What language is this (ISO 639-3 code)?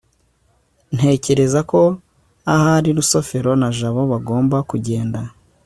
kin